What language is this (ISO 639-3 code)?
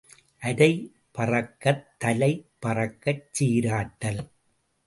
tam